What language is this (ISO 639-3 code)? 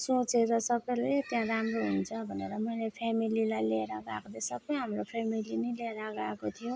nep